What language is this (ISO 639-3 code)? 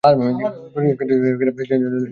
ben